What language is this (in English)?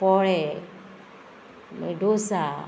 Konkani